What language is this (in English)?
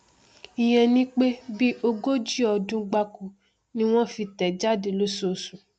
Yoruba